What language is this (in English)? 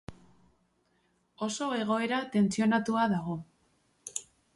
Basque